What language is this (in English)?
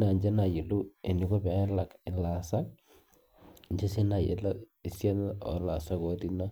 Masai